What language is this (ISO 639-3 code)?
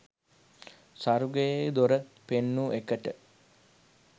sin